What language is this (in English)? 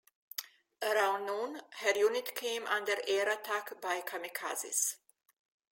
English